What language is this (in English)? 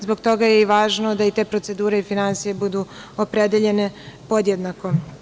Serbian